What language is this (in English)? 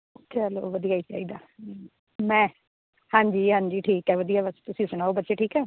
Punjabi